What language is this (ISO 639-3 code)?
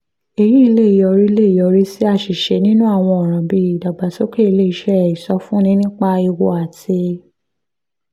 yor